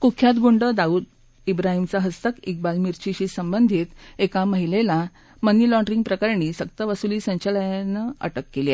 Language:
Marathi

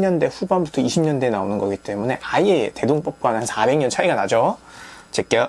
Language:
Korean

